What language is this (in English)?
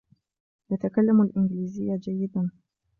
Arabic